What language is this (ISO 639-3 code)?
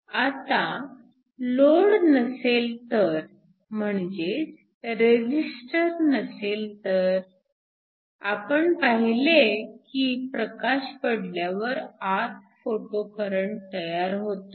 mar